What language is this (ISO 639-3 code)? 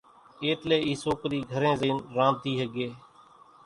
gjk